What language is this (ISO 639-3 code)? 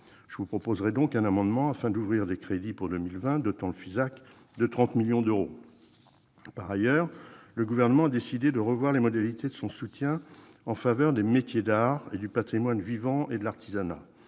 fra